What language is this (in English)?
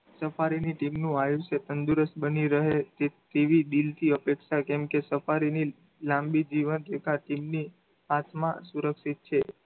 Gujarati